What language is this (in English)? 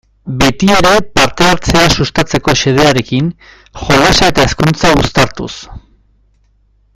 Basque